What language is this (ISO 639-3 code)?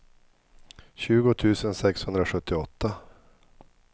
swe